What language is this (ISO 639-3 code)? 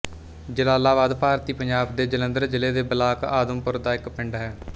pan